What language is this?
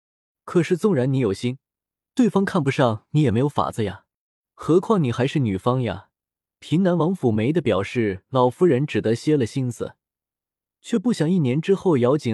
Chinese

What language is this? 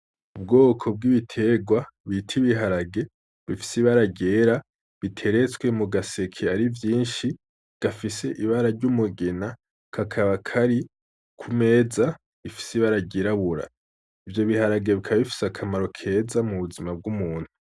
Rundi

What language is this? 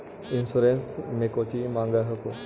Magahi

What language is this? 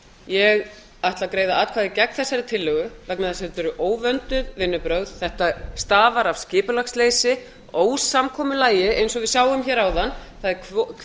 Icelandic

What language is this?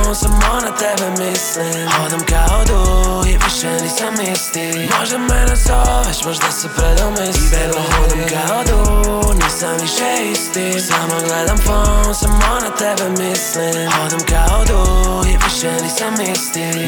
Croatian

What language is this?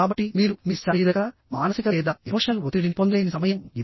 Telugu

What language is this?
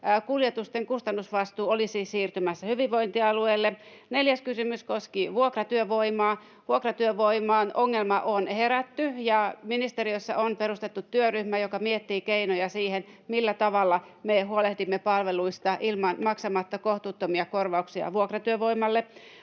Finnish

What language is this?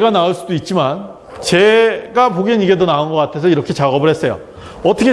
Korean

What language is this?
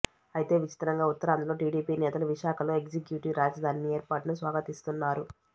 Telugu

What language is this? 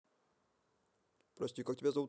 Russian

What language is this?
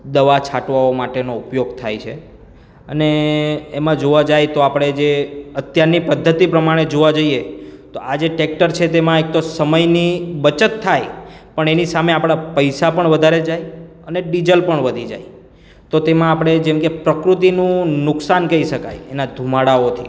Gujarati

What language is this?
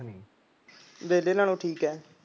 Punjabi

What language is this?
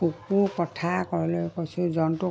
Assamese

